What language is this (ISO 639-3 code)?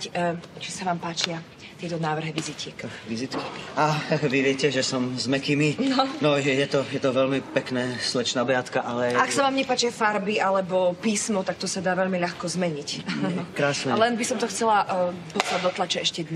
ces